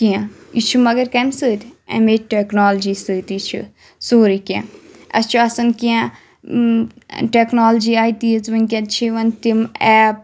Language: Kashmiri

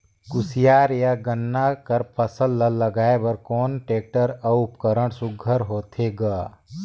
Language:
Chhattisgarhi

